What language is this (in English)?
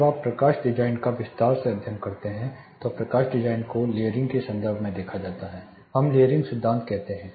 Hindi